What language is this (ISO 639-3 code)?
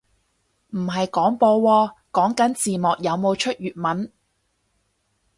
yue